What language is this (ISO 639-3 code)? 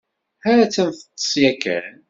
kab